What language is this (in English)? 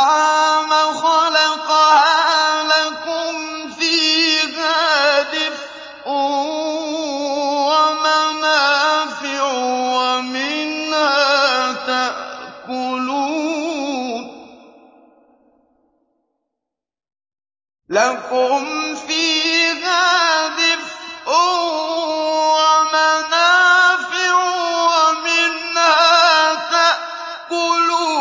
Arabic